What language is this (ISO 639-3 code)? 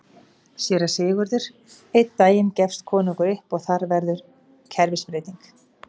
isl